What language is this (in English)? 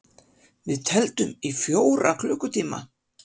Icelandic